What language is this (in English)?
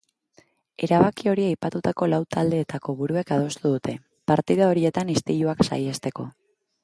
Basque